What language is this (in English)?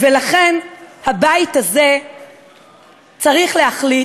Hebrew